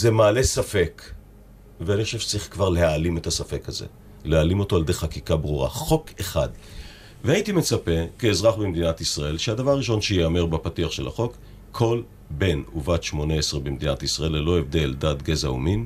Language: Hebrew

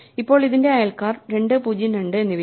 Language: Malayalam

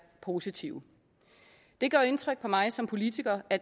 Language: Danish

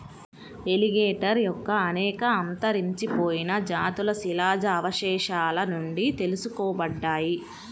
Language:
Telugu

